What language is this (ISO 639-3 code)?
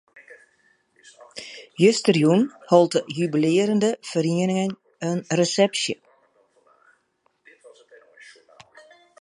fry